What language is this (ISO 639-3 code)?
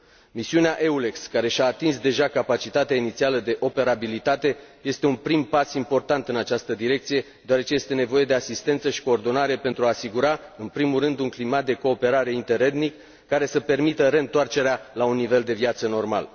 ron